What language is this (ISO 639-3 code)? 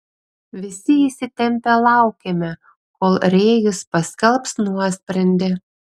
lit